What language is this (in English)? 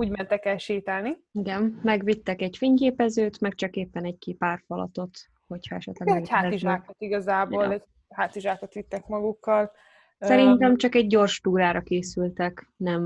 Hungarian